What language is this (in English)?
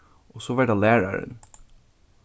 Faroese